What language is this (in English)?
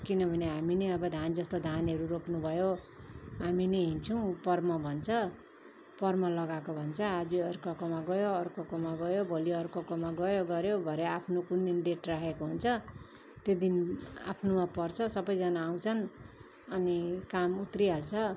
Nepali